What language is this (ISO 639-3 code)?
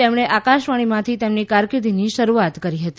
guj